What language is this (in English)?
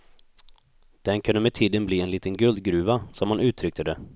Swedish